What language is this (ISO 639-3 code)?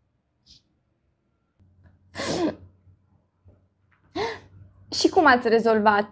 ron